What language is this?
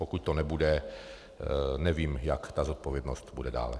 Czech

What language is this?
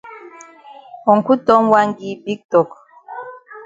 Cameroon Pidgin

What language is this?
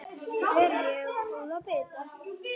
Icelandic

